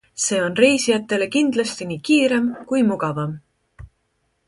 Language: Estonian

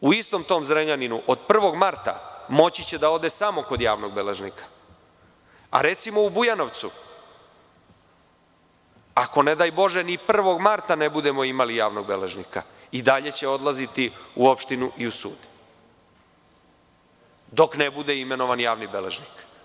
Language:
Serbian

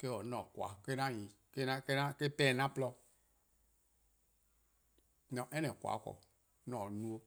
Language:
Eastern Krahn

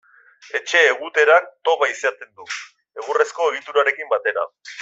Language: Basque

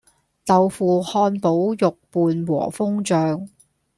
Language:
Cantonese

